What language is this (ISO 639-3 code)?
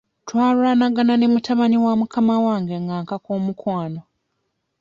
lug